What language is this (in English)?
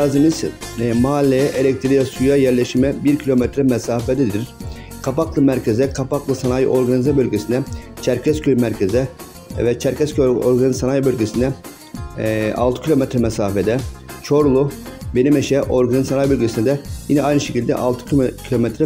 Turkish